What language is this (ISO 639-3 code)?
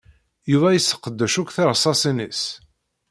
kab